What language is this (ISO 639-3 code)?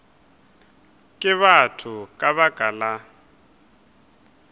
nso